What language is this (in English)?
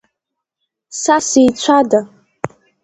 Abkhazian